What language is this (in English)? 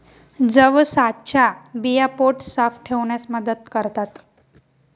Marathi